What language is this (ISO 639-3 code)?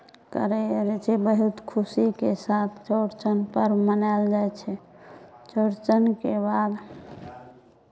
mai